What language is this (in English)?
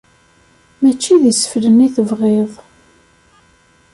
Kabyle